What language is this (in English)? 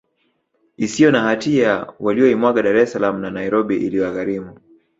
Swahili